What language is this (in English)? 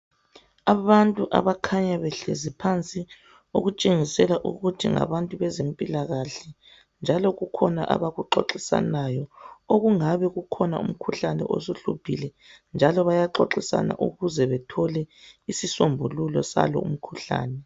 North Ndebele